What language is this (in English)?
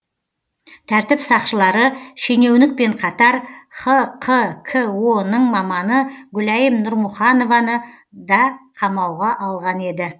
Kazakh